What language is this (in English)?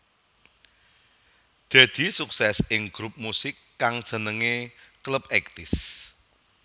Javanese